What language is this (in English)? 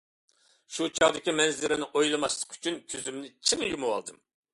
Uyghur